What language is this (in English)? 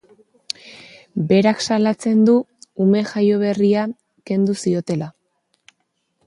Basque